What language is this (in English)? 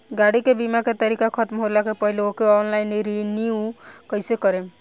Bhojpuri